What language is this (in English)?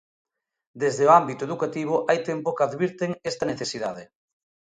Galician